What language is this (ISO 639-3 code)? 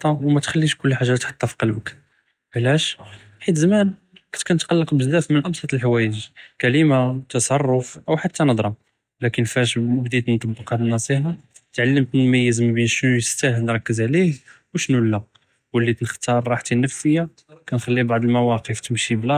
jrb